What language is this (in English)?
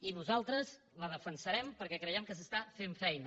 Catalan